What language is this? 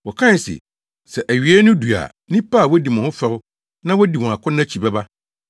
Akan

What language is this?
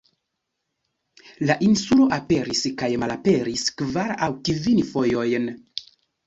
Esperanto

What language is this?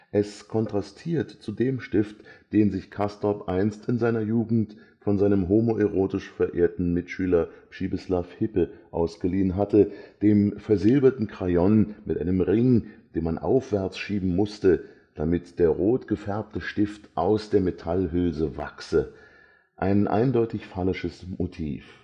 German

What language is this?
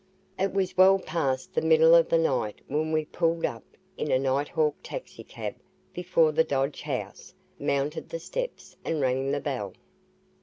English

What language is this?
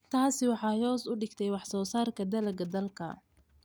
Somali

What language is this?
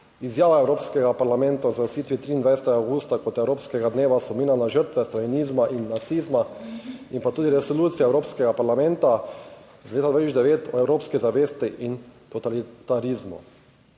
Slovenian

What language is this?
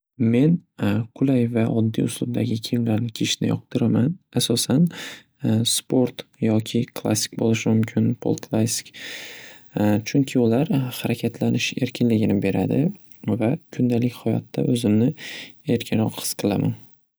Uzbek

